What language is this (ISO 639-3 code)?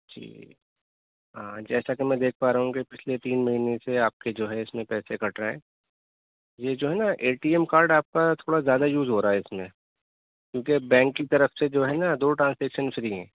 urd